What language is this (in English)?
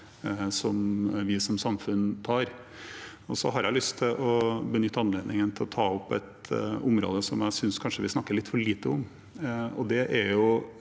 Norwegian